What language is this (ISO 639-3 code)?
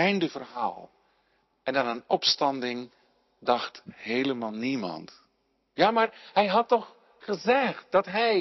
nld